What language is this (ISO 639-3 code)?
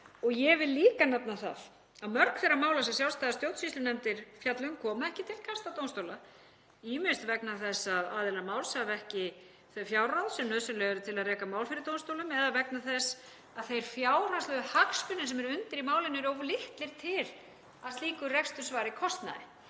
isl